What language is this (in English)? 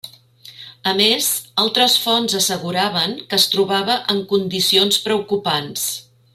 Catalan